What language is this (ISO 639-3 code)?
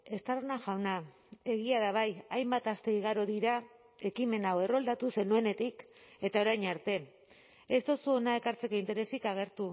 eus